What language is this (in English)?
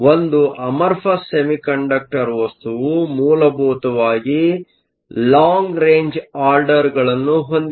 Kannada